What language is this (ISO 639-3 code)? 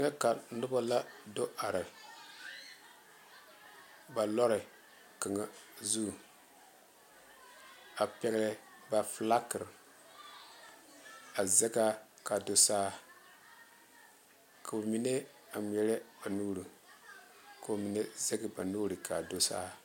dga